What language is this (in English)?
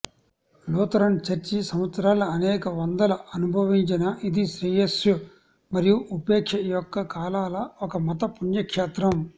Telugu